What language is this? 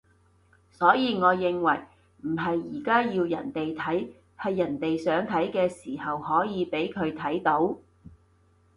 Cantonese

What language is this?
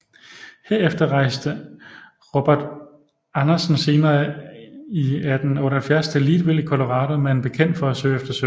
Danish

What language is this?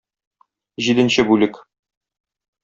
Tatar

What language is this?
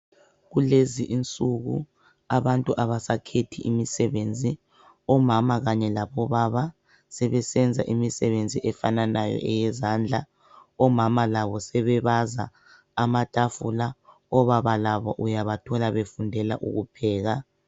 North Ndebele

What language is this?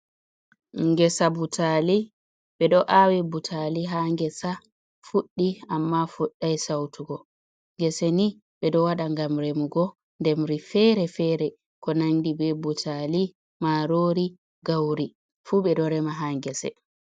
Fula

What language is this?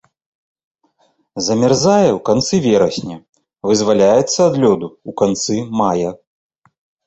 Belarusian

